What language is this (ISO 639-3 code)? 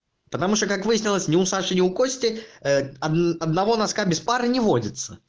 rus